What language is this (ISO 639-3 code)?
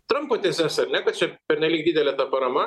lit